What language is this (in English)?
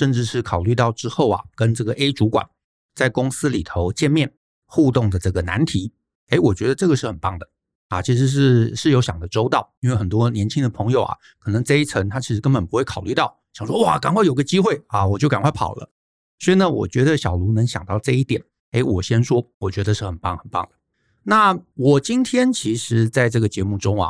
Chinese